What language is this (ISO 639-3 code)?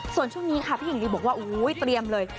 tha